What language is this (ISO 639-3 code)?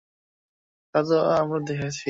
ben